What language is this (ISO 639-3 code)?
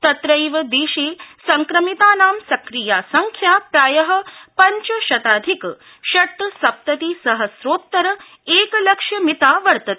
san